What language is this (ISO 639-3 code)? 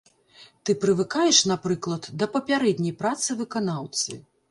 bel